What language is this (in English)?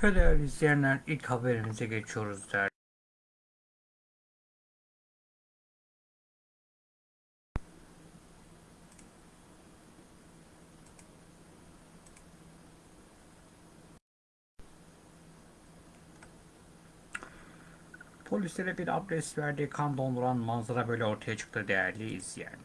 Turkish